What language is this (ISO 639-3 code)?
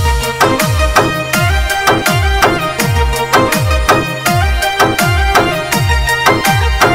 hin